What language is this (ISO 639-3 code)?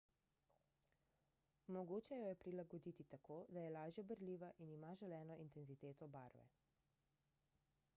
slv